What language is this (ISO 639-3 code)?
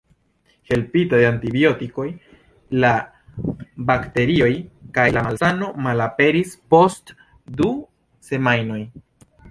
epo